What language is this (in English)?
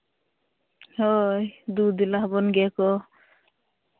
Santali